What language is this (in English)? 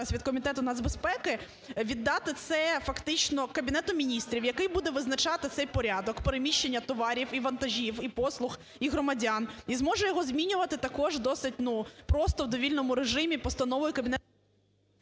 Ukrainian